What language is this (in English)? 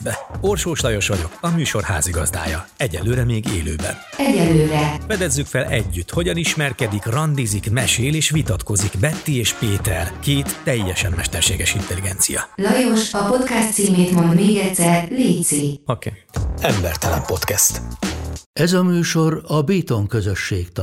Hungarian